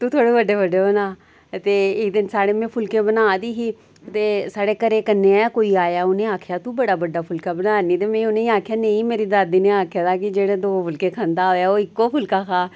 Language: Dogri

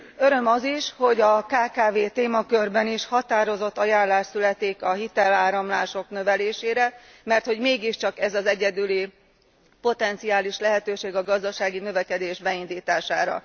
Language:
Hungarian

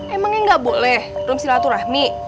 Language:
Indonesian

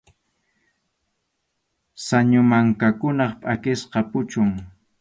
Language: Arequipa-La Unión Quechua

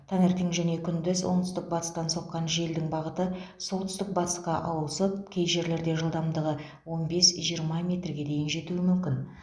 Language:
Kazakh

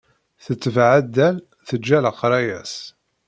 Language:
Kabyle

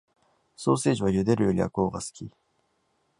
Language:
Japanese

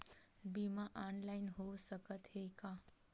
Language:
Chhattisgarhi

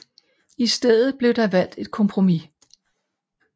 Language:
Danish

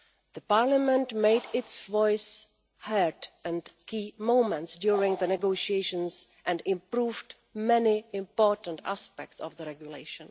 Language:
English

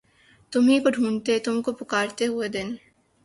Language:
Urdu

